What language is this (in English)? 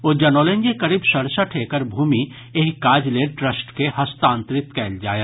Maithili